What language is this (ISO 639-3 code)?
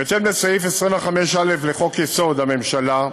heb